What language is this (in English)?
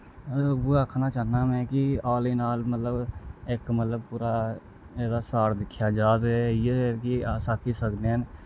Dogri